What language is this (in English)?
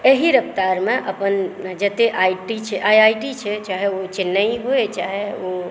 Maithili